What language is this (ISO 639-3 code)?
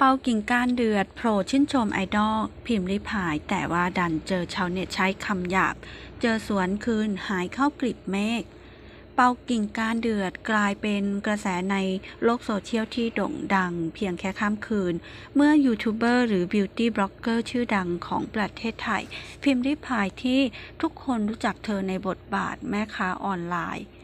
tha